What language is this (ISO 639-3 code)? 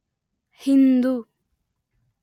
kan